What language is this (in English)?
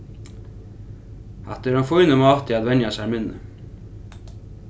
Faroese